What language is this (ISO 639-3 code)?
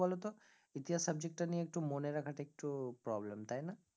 ben